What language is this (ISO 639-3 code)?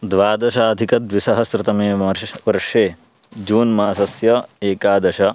san